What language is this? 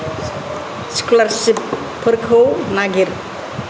Bodo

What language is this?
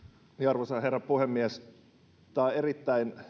Finnish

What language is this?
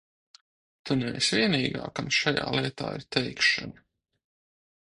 Latvian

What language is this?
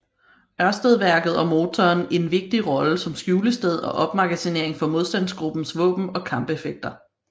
Danish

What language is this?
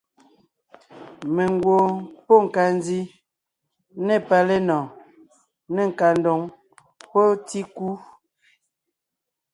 Ngiemboon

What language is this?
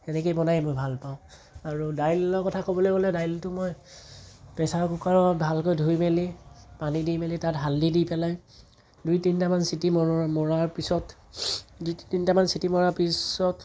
Assamese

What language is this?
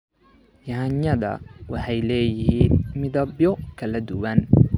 Somali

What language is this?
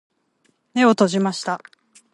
Japanese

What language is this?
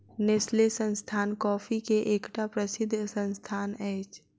Maithili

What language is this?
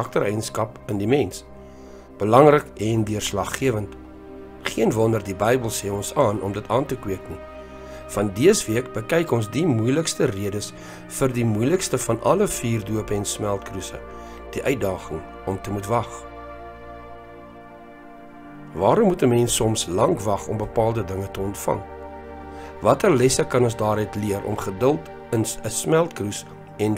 Dutch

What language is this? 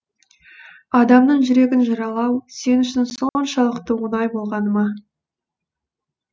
Kazakh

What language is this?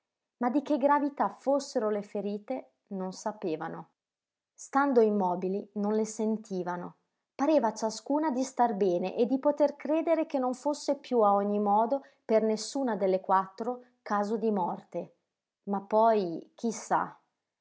Italian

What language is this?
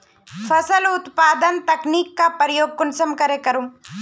Magahi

